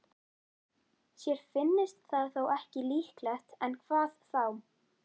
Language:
Icelandic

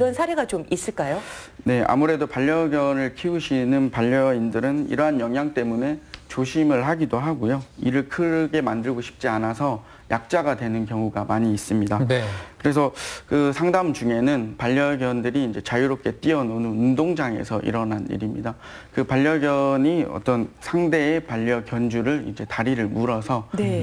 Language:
Korean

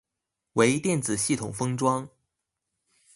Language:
Chinese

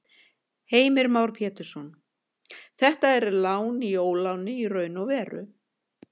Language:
Icelandic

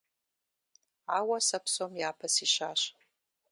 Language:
Kabardian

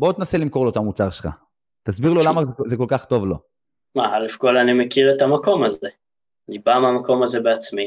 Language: Hebrew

